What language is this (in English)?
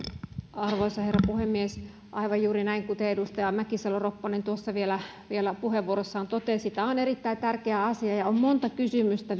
Finnish